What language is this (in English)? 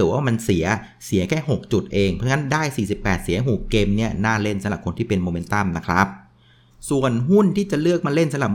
Thai